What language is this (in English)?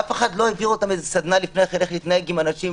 Hebrew